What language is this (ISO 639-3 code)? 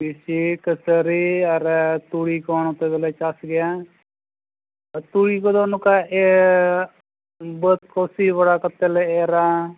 sat